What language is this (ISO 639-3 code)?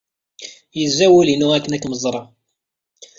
kab